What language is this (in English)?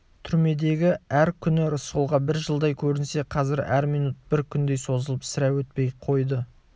Kazakh